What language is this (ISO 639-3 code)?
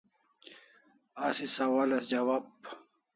kls